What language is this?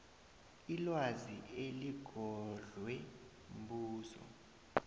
South Ndebele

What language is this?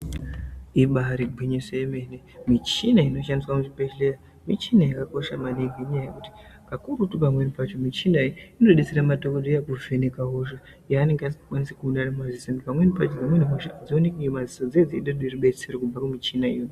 Ndau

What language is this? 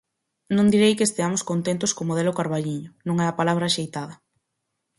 Galician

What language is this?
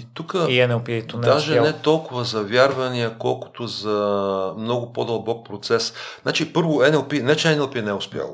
Bulgarian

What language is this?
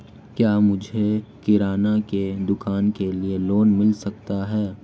Hindi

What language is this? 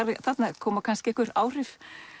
Icelandic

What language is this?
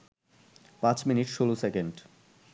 Bangla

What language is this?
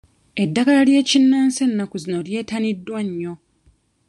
Ganda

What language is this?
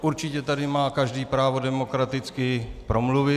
Czech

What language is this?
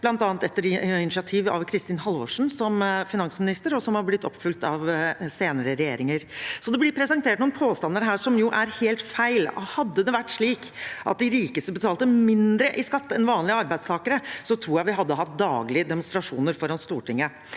Norwegian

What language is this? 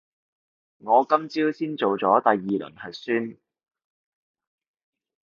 Cantonese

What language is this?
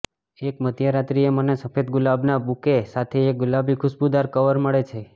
Gujarati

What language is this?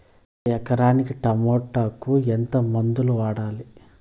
Telugu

